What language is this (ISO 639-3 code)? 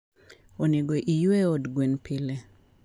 luo